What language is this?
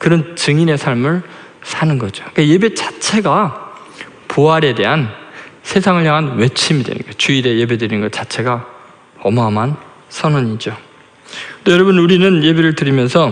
Korean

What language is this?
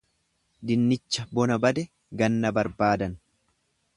Oromo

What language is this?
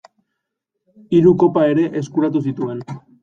Basque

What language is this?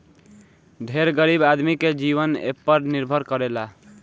Bhojpuri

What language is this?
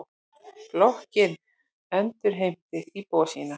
Icelandic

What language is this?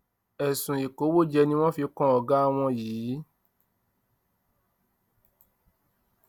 Yoruba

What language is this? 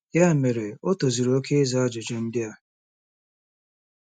Igbo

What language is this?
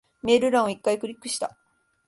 Japanese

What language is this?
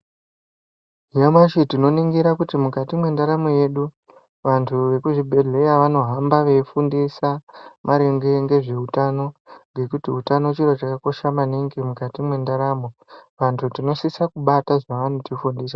Ndau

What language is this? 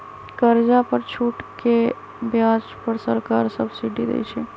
Magahi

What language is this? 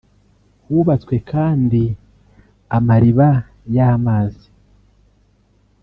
Kinyarwanda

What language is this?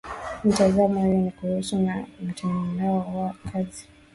Swahili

